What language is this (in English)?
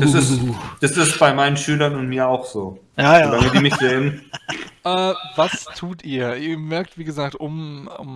German